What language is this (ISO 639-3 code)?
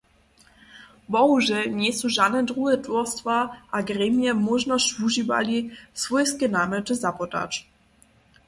hsb